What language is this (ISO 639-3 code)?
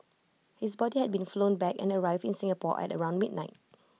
eng